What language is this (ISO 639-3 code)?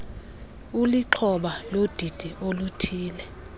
xho